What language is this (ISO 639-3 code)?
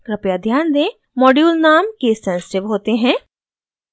hin